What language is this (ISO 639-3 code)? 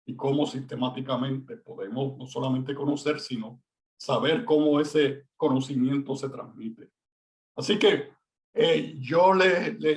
spa